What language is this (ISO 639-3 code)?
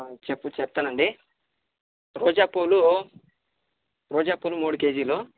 tel